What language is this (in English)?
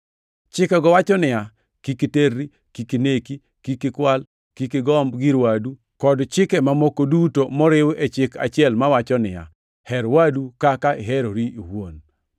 Luo (Kenya and Tanzania)